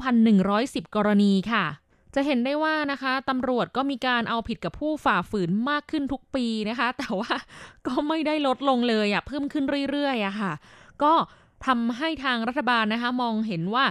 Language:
Thai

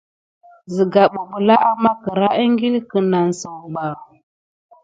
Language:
Gidar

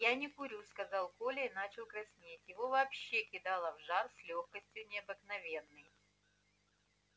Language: Russian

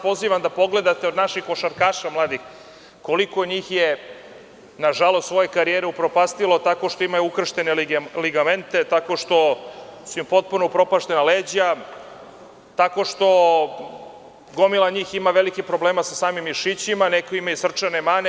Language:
Serbian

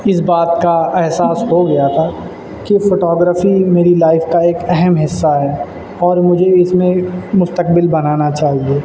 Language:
Urdu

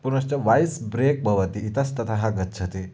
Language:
Sanskrit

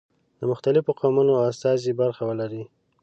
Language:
Pashto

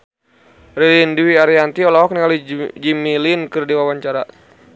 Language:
Sundanese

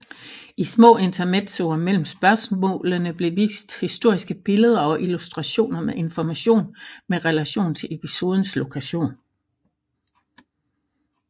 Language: Danish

